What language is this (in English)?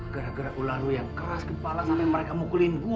Indonesian